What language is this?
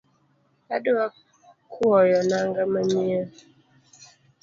Luo (Kenya and Tanzania)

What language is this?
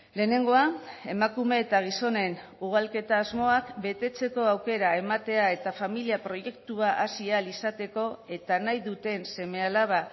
Basque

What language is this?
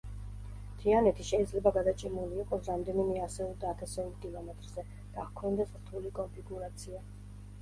Georgian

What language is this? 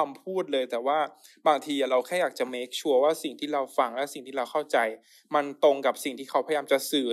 Thai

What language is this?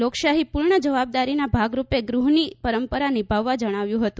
Gujarati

